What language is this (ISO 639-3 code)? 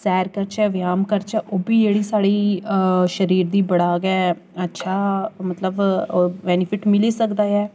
doi